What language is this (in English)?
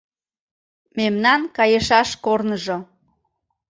Mari